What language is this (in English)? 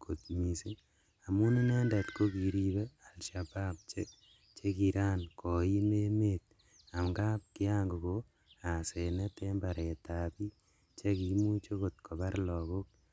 Kalenjin